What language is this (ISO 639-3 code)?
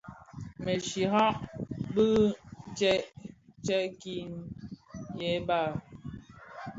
ksf